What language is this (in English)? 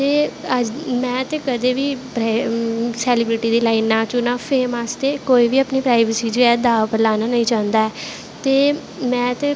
Dogri